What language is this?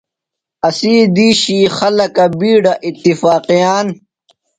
Phalura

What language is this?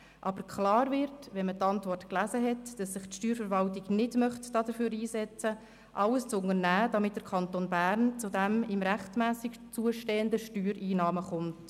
Swiss German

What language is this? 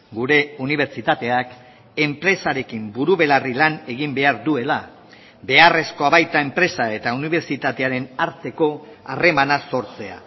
Basque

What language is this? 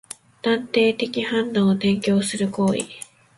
Japanese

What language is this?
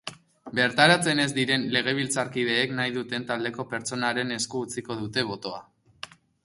Basque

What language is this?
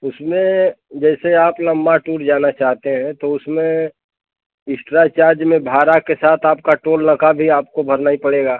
Hindi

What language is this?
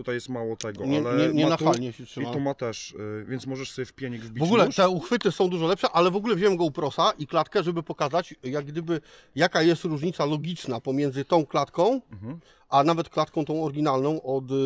Polish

